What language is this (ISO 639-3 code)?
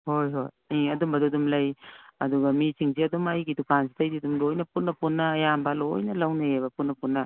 mni